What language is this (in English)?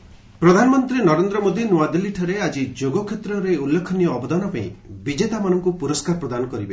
Odia